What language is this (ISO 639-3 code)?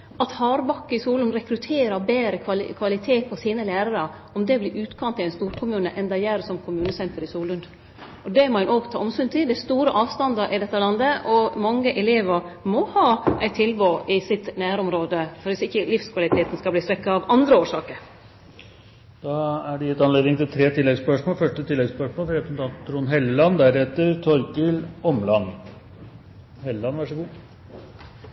nor